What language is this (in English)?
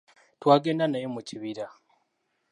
Ganda